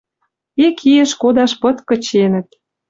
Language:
Western Mari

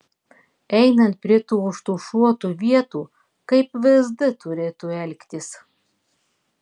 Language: Lithuanian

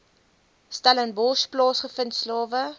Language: Afrikaans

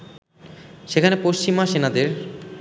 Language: Bangla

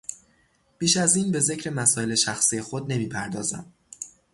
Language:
Persian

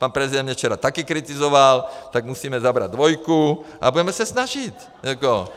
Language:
Czech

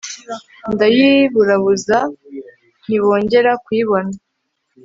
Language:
Kinyarwanda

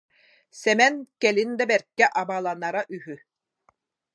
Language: Yakut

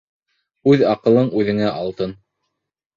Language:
Bashkir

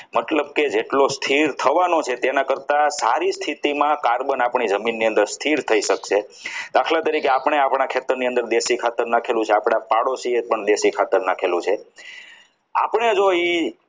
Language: Gujarati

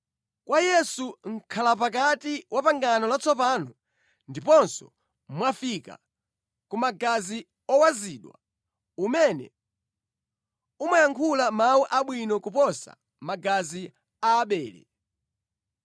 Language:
Nyanja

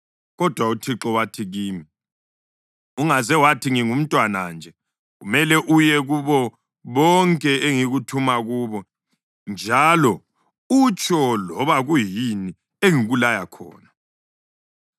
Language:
North Ndebele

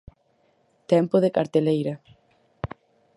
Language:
Galician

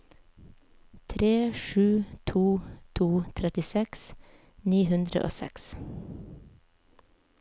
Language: Norwegian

